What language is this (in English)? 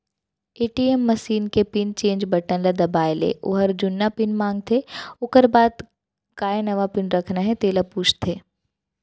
Chhattisgarhi